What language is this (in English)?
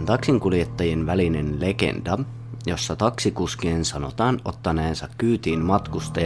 Finnish